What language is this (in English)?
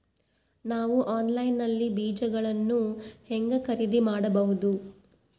Kannada